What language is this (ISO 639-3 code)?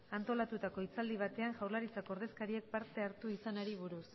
eus